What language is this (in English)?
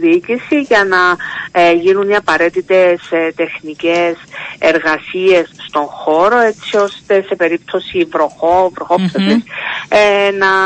Greek